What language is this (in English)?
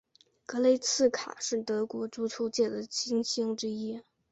Chinese